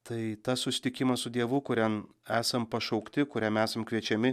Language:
Lithuanian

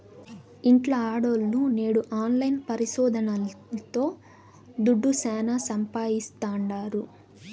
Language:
Telugu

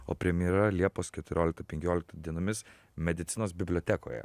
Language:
Lithuanian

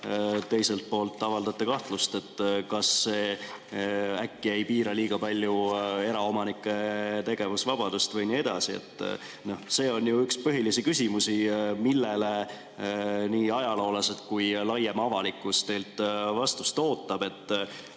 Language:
Estonian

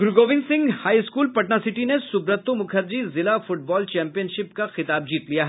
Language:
Hindi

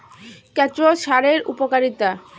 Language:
Bangla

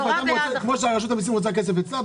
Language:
Hebrew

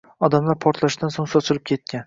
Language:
Uzbek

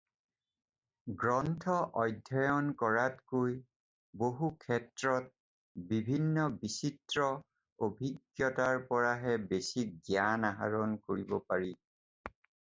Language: Assamese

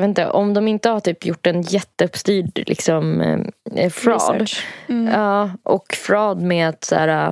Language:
Swedish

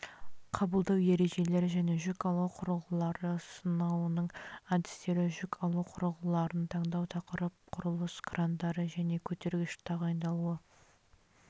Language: Kazakh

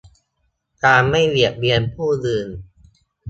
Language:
Thai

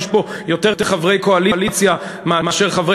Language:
Hebrew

